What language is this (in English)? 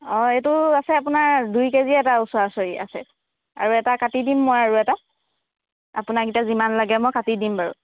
Assamese